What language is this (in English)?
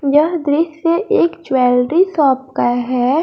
Hindi